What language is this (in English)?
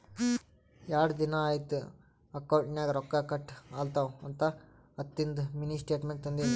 Kannada